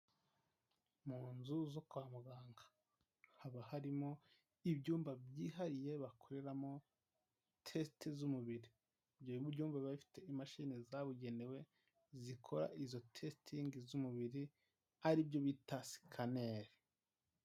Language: Kinyarwanda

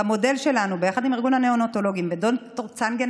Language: Hebrew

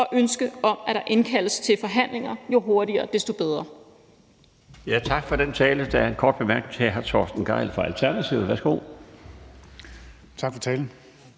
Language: Danish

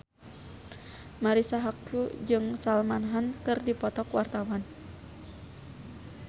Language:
Sundanese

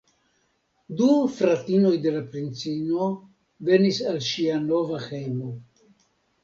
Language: Esperanto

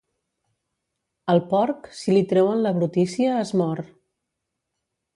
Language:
Catalan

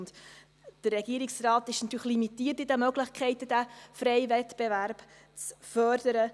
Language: Swiss German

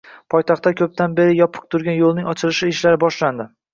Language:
Uzbek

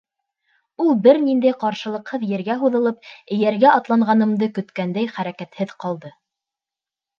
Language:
Bashkir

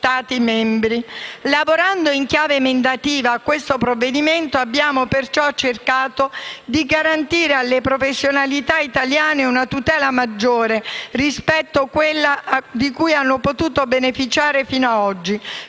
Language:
Italian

